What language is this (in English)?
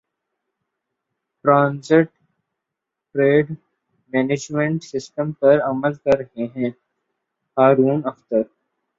Urdu